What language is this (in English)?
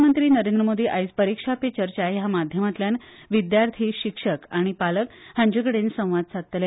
Konkani